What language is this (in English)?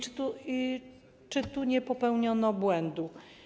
Polish